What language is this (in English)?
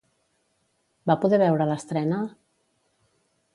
Catalan